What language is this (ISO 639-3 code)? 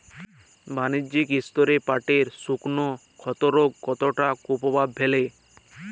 ben